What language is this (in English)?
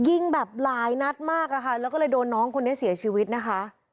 Thai